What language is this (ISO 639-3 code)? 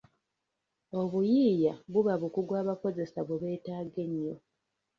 lug